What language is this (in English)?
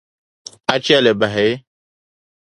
Dagbani